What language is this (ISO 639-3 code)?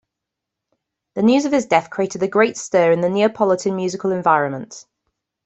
eng